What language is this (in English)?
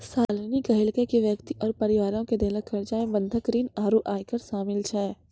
Maithili